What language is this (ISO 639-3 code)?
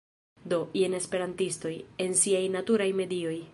epo